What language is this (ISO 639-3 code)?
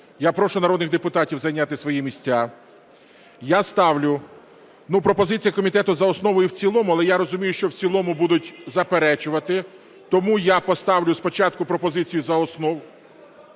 ukr